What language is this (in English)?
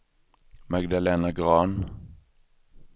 Swedish